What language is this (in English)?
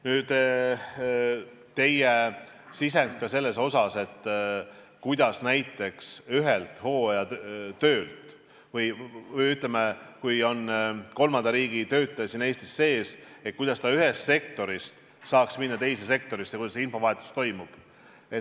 Estonian